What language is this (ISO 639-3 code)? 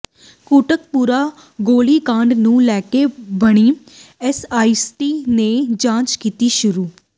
pan